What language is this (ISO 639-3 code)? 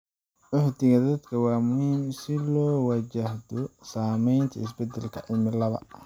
som